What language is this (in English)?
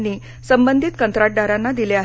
Marathi